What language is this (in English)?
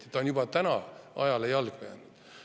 Estonian